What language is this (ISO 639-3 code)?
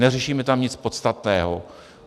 ces